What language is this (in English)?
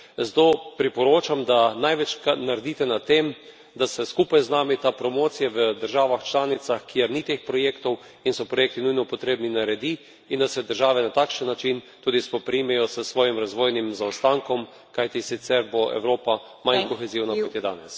Slovenian